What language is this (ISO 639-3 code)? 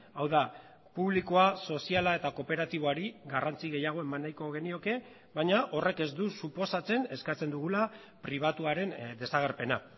eus